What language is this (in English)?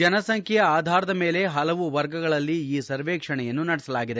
Kannada